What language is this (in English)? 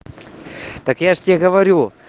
Russian